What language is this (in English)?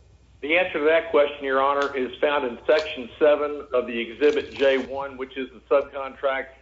English